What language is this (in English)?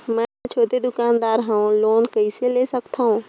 Chhattisgarhi